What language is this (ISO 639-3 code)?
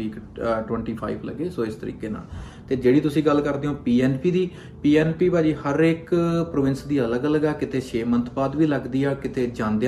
pan